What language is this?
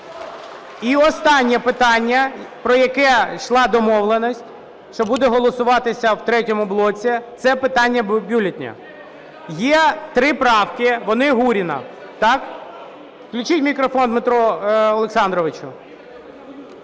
Ukrainian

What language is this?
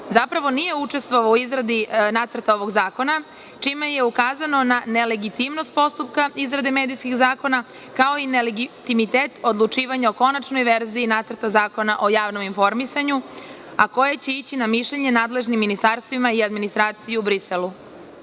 Serbian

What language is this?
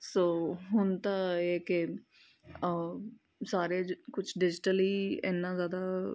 Punjabi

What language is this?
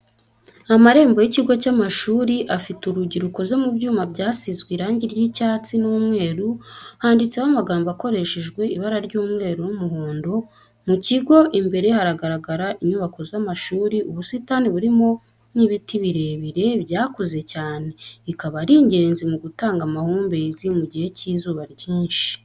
Kinyarwanda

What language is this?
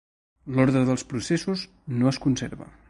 Catalan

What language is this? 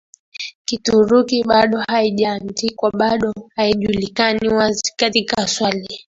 Swahili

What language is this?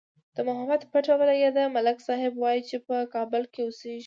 Pashto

